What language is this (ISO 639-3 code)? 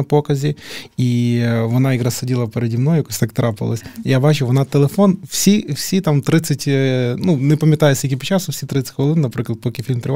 ukr